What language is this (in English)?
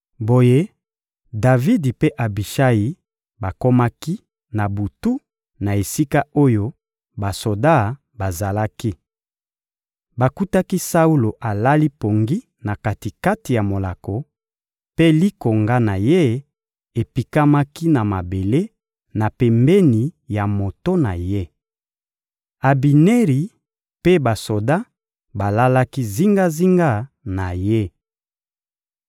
Lingala